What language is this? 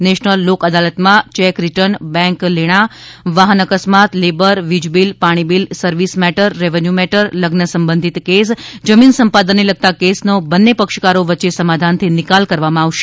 Gujarati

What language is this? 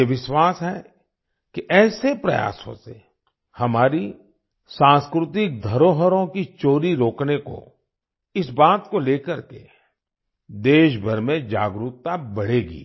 Hindi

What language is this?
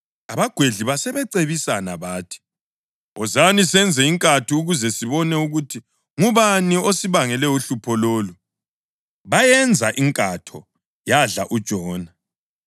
North Ndebele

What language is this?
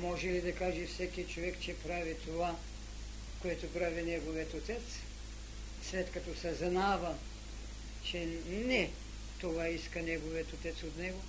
Bulgarian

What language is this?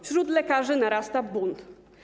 Polish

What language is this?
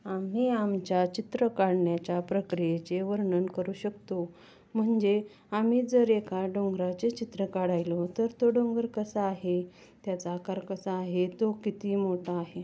Marathi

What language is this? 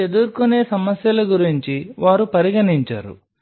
Telugu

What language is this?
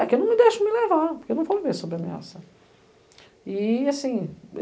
Portuguese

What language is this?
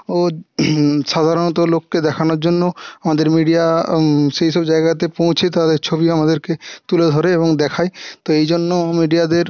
Bangla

